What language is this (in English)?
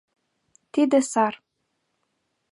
Mari